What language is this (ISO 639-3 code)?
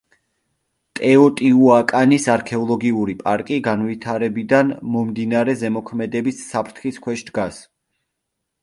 kat